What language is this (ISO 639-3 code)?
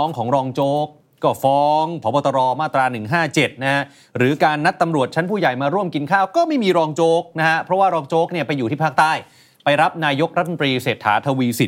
tha